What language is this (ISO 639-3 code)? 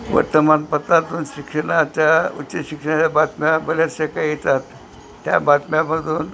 mar